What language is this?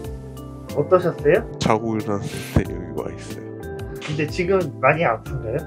Korean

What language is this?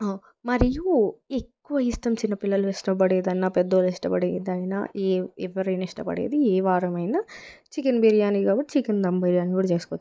Telugu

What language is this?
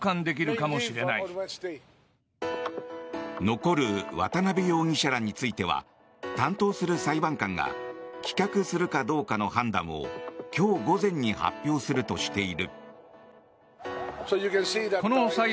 Japanese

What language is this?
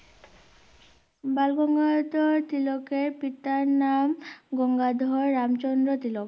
Bangla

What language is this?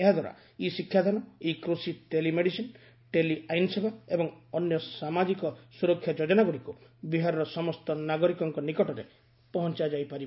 Odia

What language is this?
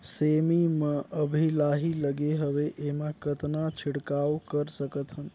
Chhattisgarhi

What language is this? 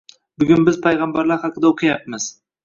Uzbek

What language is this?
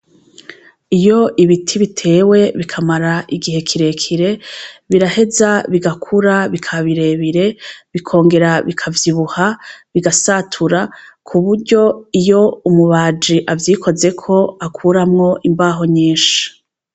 Rundi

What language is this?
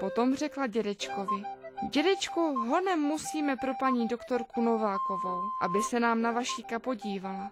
Czech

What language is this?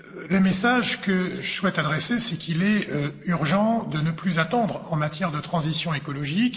French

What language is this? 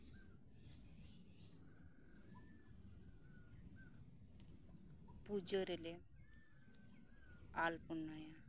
Santali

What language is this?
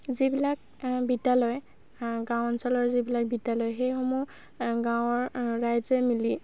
Assamese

